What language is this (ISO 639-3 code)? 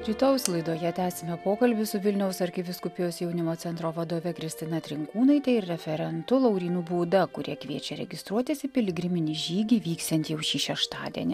lit